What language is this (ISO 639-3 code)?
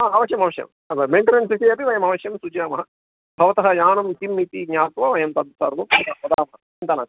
san